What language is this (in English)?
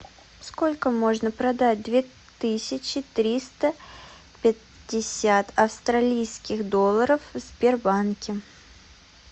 Russian